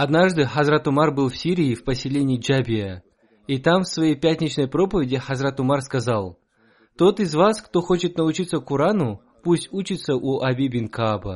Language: Russian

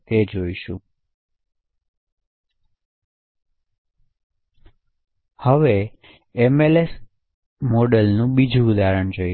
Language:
Gujarati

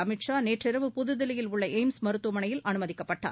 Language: Tamil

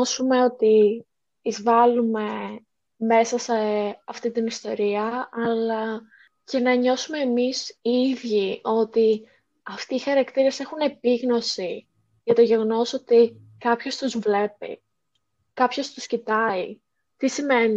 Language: Greek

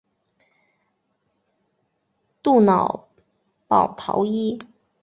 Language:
Chinese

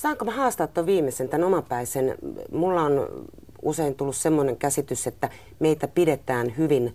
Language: Finnish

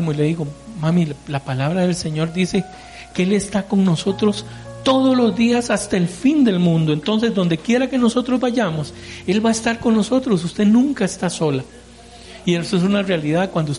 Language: Spanish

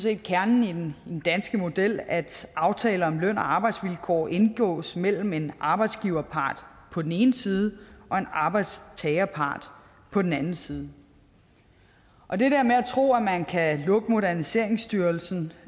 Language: Danish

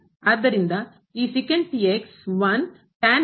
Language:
Kannada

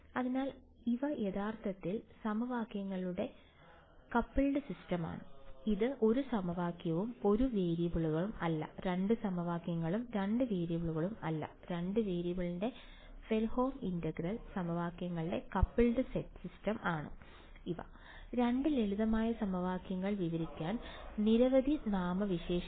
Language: Malayalam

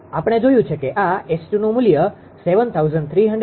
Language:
Gujarati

